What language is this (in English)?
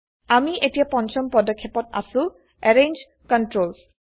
Assamese